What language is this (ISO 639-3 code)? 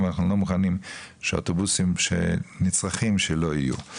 heb